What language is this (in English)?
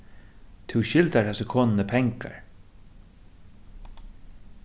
Faroese